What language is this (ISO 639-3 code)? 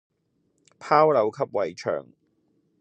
yue